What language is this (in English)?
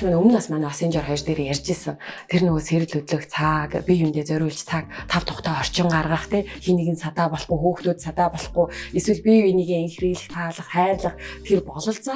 Turkish